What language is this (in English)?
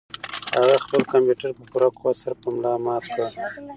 Pashto